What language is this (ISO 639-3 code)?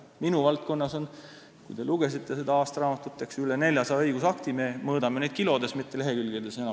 est